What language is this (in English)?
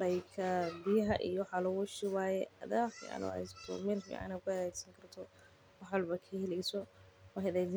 Somali